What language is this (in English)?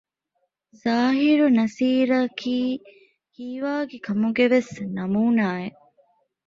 Divehi